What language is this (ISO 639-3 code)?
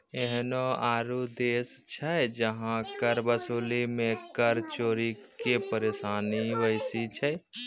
mai